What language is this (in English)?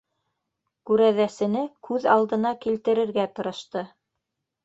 Bashkir